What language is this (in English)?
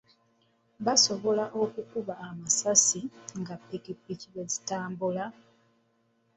Ganda